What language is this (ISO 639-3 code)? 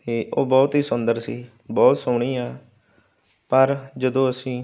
pan